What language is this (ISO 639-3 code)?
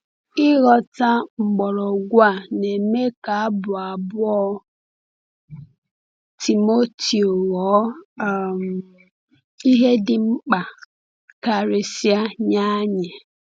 ibo